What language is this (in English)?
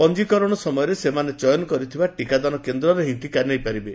Odia